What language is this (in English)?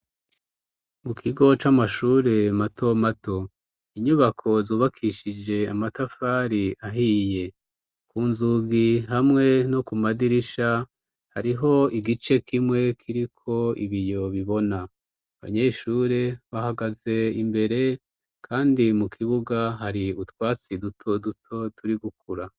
Rundi